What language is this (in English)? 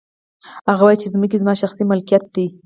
Pashto